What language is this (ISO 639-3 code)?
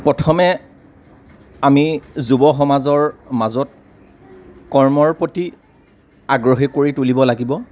asm